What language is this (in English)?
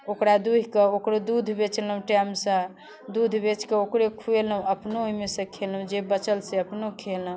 Maithili